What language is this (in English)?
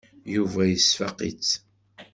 Kabyle